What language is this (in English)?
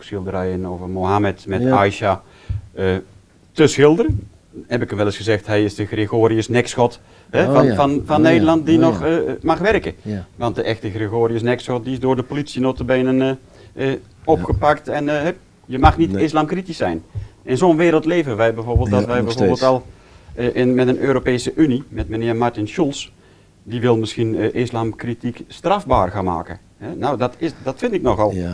Dutch